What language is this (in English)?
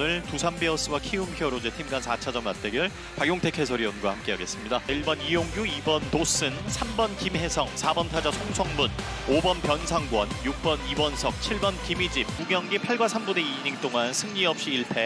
Korean